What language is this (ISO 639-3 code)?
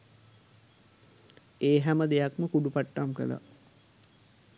sin